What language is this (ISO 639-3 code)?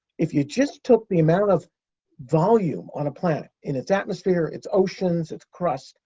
eng